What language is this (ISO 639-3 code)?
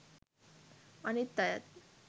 sin